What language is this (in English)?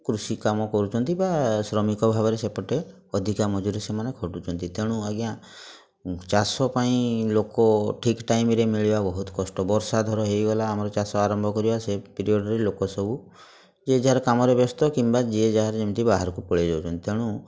Odia